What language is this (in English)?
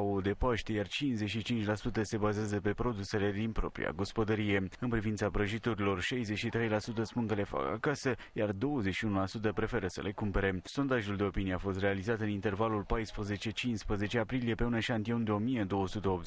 Romanian